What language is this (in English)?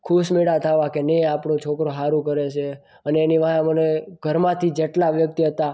Gujarati